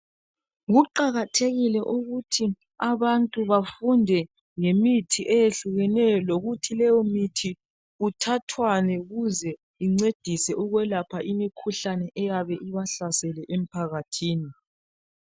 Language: North Ndebele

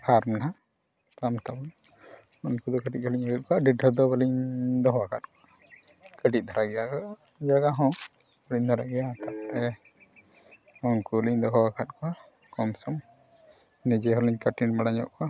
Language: Santali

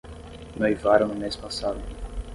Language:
Portuguese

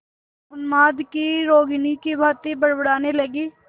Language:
Hindi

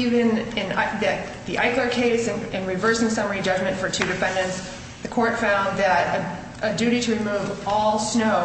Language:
English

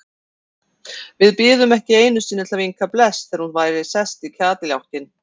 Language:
Icelandic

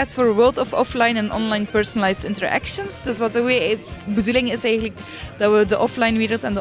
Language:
Dutch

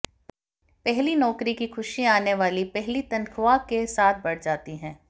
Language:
Hindi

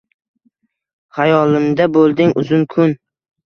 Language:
Uzbek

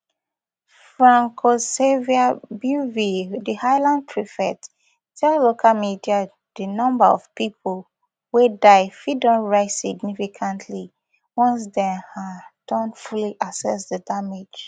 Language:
Nigerian Pidgin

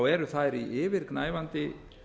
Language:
Icelandic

